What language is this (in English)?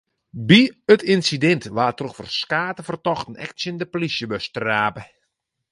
Western Frisian